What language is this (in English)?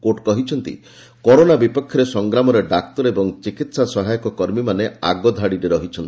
Odia